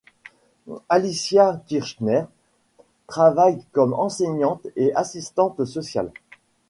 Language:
French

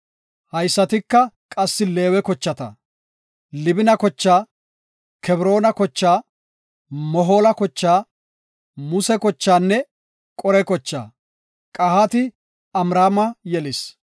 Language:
Gofa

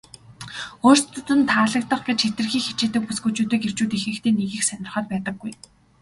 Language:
Mongolian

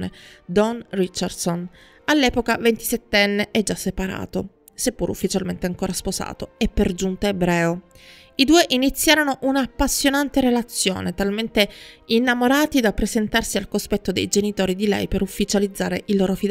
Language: Italian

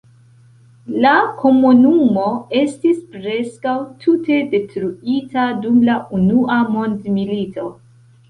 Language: Esperanto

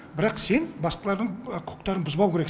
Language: Kazakh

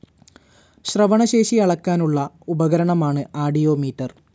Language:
Malayalam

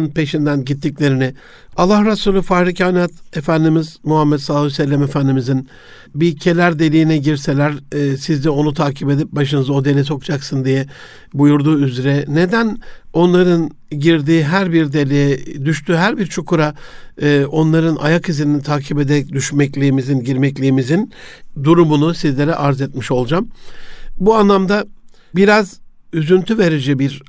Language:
Turkish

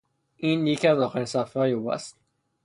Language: Persian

